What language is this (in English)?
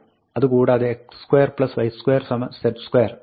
Malayalam